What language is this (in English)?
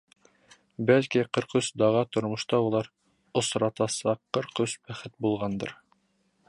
Bashkir